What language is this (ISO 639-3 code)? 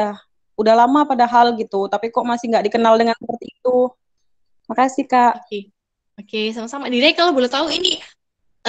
ind